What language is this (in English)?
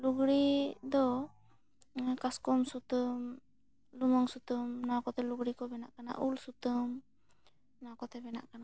Santali